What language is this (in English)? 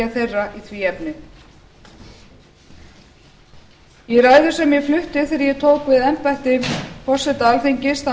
Icelandic